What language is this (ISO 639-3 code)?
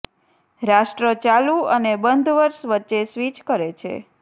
guj